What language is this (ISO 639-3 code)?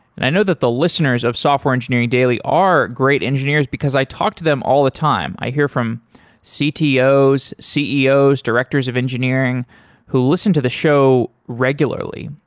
eng